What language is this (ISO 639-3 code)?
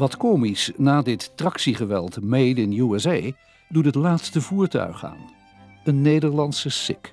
nld